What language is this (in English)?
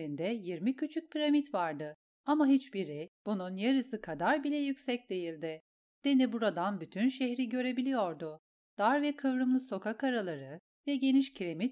Turkish